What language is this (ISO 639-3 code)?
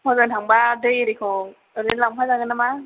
brx